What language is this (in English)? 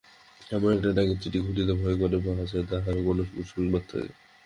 Bangla